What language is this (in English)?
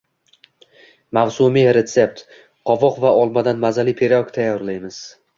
Uzbek